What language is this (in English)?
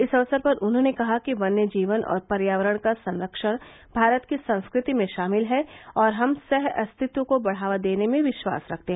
Hindi